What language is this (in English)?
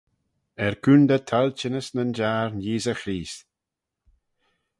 Manx